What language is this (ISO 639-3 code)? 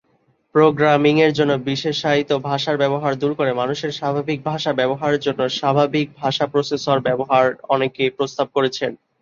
ben